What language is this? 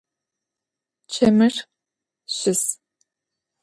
Adyghe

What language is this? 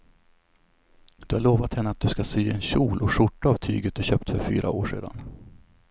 Swedish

